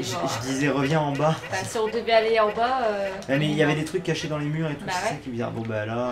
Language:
French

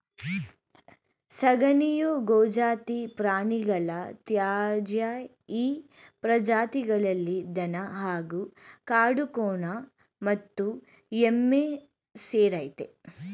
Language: Kannada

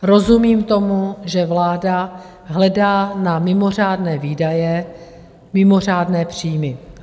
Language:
Czech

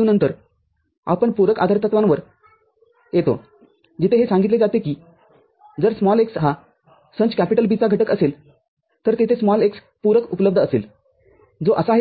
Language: Marathi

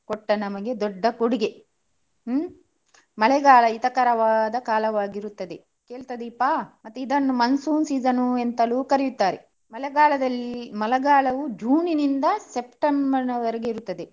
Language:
Kannada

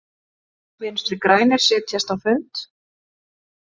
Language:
Icelandic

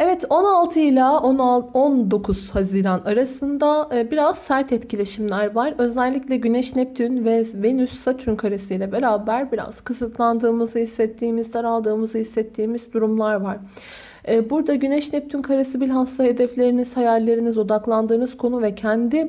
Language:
Turkish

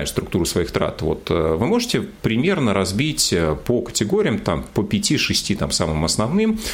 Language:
Russian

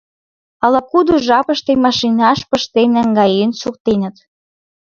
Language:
Mari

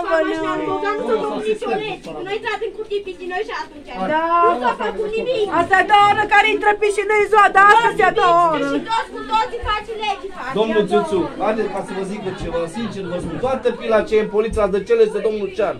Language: Romanian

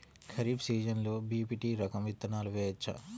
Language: Telugu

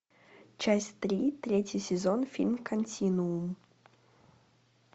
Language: Russian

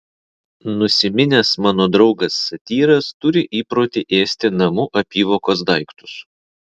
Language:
Lithuanian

